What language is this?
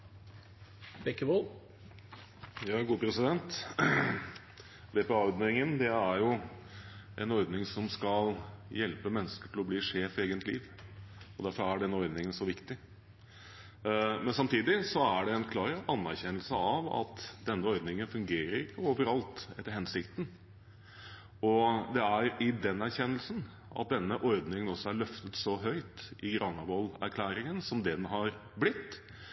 Norwegian Bokmål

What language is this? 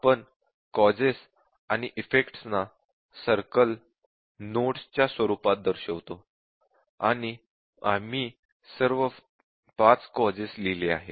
Marathi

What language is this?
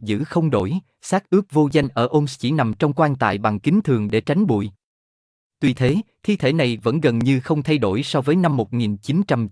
Vietnamese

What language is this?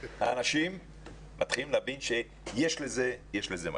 Hebrew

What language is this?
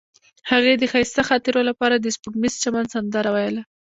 Pashto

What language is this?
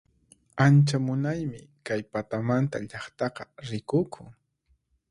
Puno Quechua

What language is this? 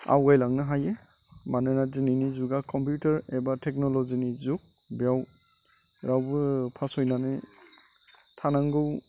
Bodo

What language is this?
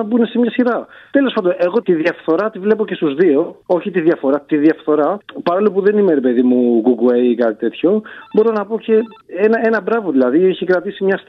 Greek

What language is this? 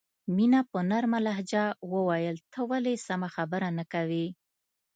Pashto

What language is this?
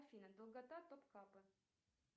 Russian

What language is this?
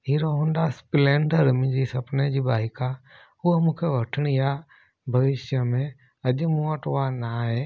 Sindhi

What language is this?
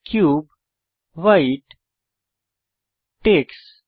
Bangla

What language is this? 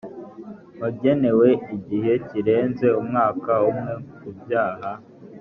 Kinyarwanda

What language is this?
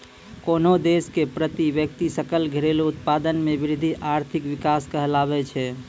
Maithili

